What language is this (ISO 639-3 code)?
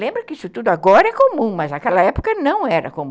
por